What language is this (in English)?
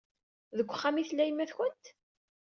Kabyle